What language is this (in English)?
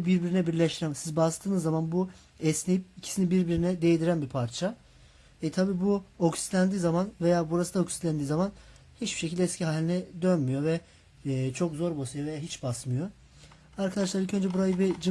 Turkish